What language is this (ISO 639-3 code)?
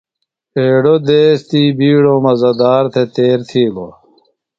phl